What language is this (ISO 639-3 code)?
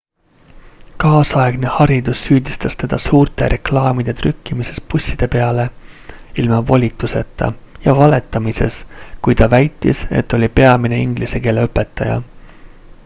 est